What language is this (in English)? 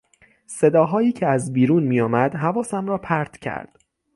Persian